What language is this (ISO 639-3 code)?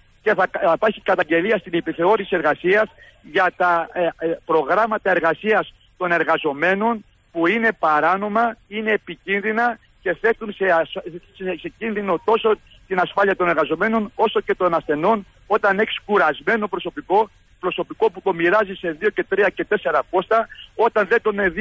ell